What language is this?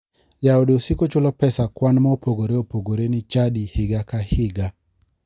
Luo (Kenya and Tanzania)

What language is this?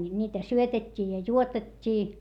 Finnish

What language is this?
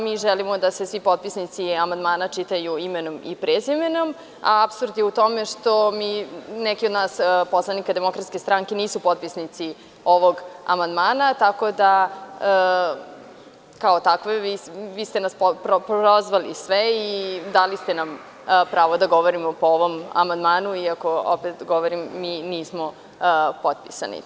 Serbian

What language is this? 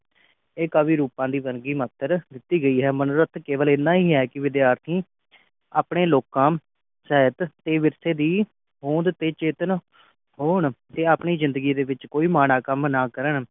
Punjabi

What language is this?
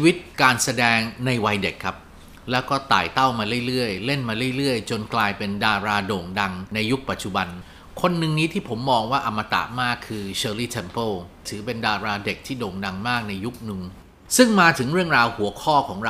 Thai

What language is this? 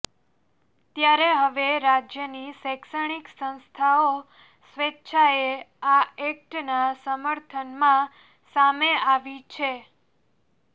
Gujarati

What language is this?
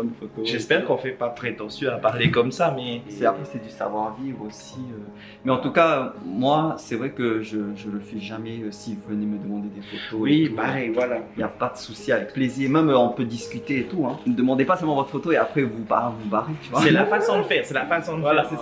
French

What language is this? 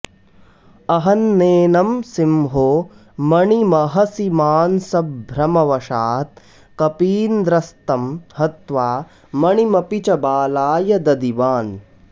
Sanskrit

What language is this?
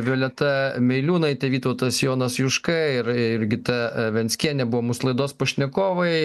Lithuanian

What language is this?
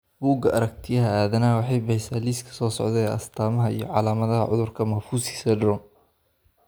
Somali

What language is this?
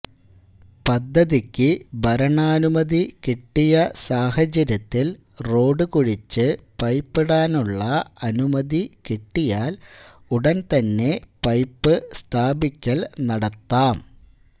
Malayalam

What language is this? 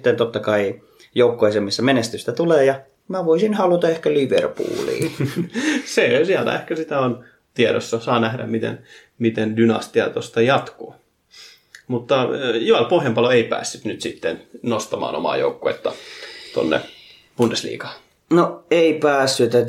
Finnish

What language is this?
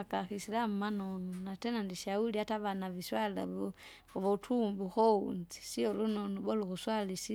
Kinga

